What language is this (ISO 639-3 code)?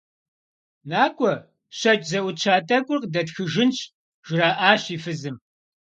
kbd